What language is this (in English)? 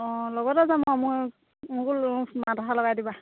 Assamese